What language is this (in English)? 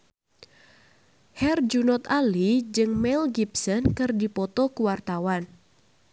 Sundanese